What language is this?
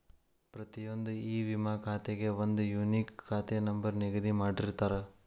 Kannada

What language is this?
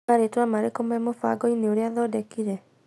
Kikuyu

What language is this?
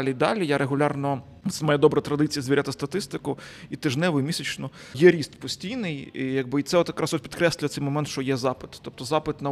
Ukrainian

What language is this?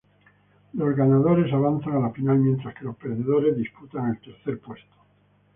Spanish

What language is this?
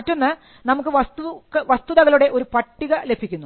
Malayalam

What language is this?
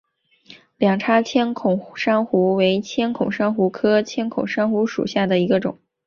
Chinese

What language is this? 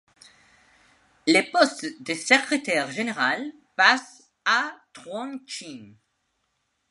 French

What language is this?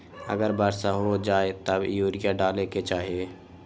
Magahi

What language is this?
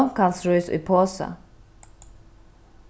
Faroese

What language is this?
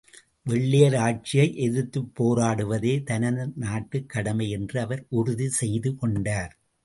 Tamil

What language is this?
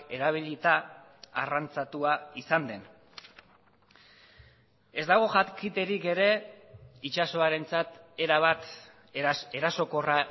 Basque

